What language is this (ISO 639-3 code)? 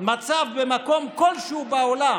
heb